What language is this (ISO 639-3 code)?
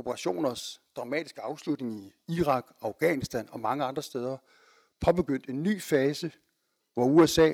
dan